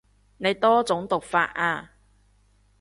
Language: Cantonese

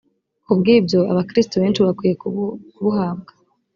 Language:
Kinyarwanda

